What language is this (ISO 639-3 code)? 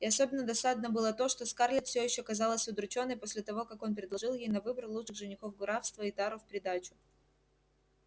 rus